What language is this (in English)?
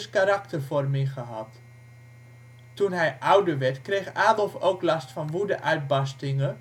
Dutch